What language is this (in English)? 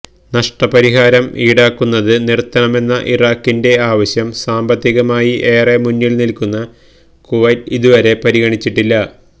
Malayalam